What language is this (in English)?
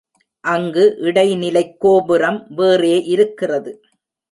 Tamil